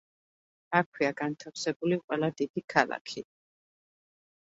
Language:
Georgian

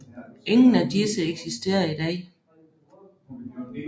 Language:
Danish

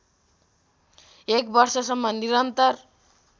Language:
Nepali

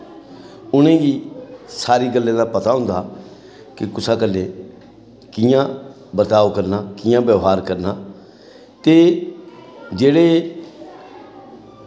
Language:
Dogri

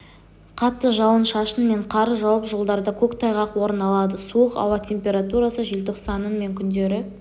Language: Kazakh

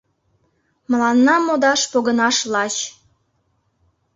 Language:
Mari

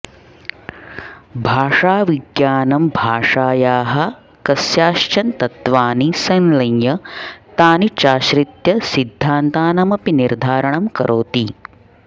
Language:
Sanskrit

